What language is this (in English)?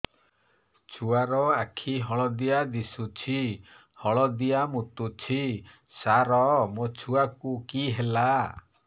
Odia